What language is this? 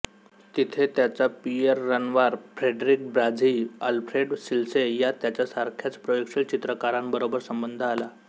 Marathi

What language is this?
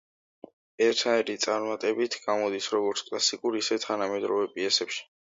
Georgian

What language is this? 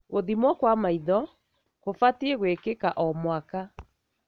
Kikuyu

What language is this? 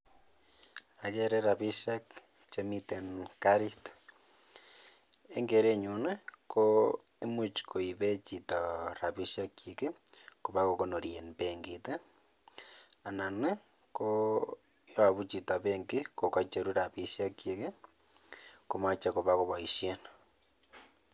Kalenjin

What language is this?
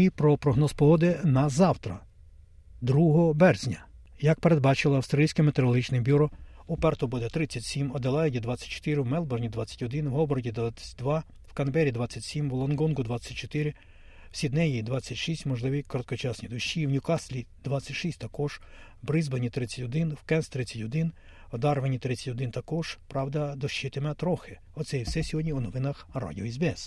Ukrainian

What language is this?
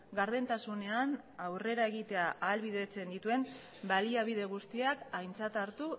Basque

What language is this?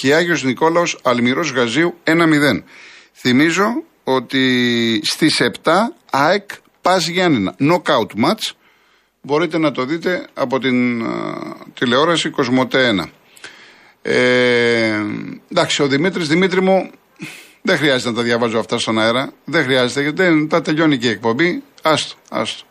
Greek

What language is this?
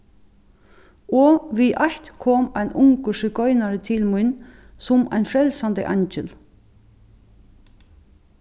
Faroese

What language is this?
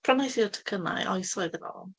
Welsh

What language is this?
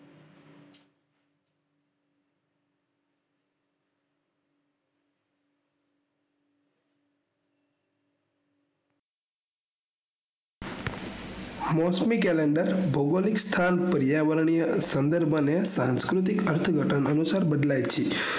Gujarati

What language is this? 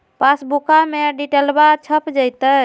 Magahi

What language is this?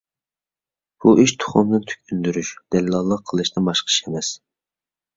Uyghur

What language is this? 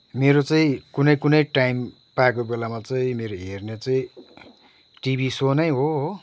Nepali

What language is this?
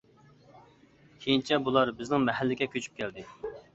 Uyghur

